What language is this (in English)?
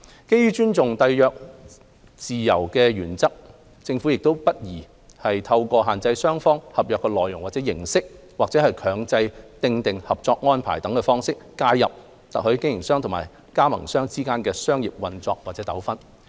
Cantonese